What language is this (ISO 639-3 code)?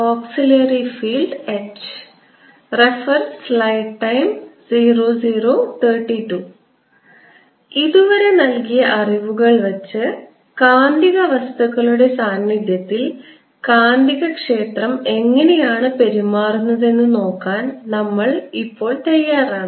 mal